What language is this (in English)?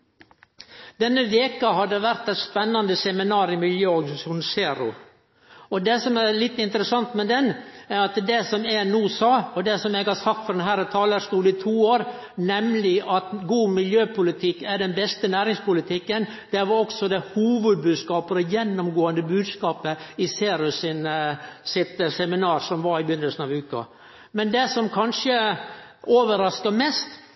Norwegian Nynorsk